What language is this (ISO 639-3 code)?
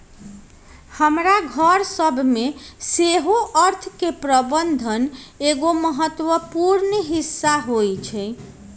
mag